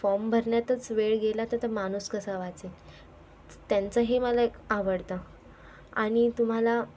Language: Marathi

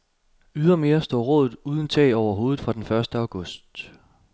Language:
Danish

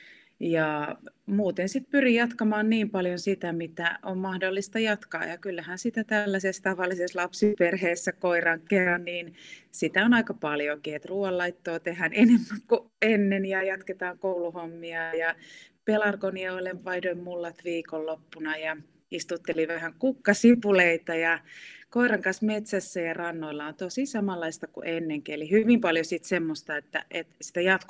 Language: Finnish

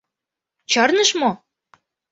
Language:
Mari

